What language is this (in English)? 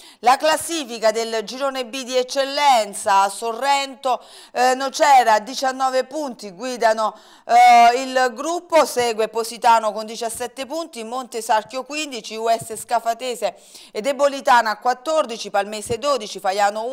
Italian